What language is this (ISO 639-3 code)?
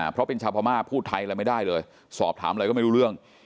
tha